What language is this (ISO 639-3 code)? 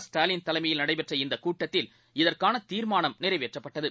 tam